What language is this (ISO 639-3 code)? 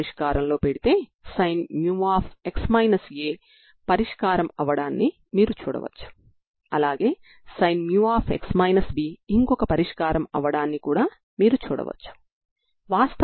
tel